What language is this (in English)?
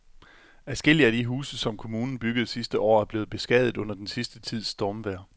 Danish